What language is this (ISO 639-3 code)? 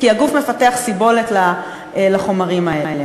heb